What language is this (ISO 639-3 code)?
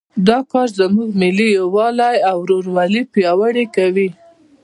pus